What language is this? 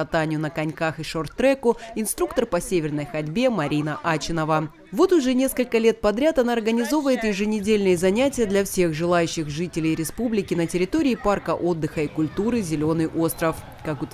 Russian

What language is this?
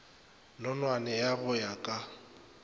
Northern Sotho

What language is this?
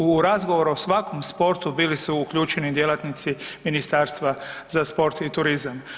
Croatian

